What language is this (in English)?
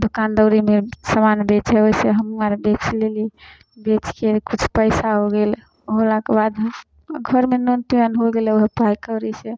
Maithili